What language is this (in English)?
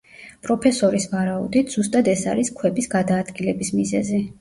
Georgian